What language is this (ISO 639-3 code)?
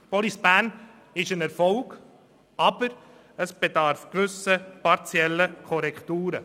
gsw